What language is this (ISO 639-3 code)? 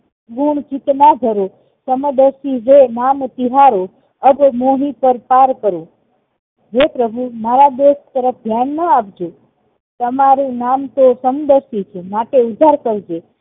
guj